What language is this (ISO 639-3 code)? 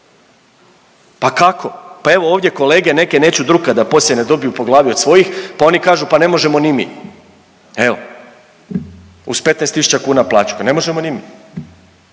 hrv